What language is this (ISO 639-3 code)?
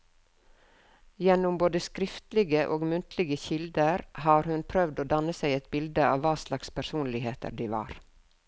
nor